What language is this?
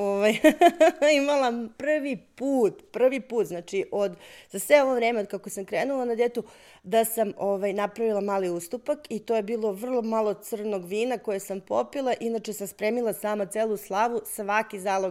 Croatian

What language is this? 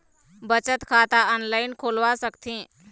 Chhattisgarhi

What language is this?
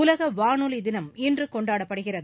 Tamil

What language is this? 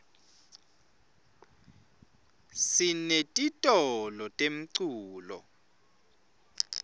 Swati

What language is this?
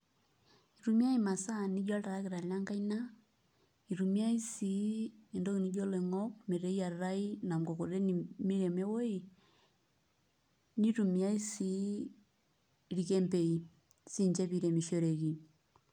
Masai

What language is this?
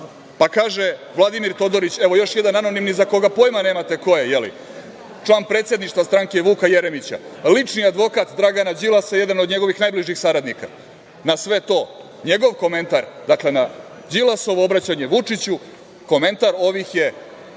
Serbian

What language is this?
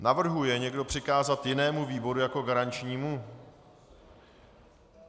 Czech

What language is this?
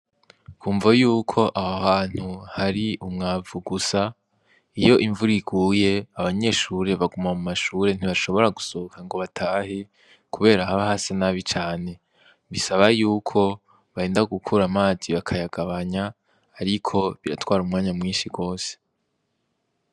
Rundi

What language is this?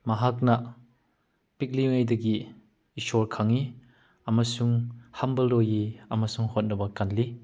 Manipuri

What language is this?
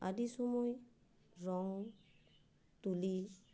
Santali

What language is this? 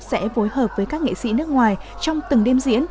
Vietnamese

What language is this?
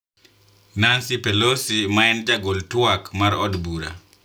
Luo (Kenya and Tanzania)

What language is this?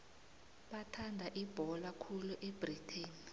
South Ndebele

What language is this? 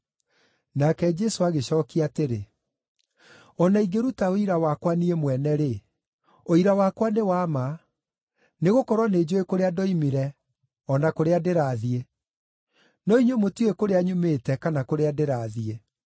Kikuyu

